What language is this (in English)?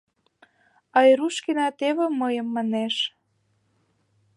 Mari